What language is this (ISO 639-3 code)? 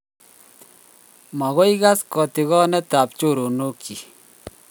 kln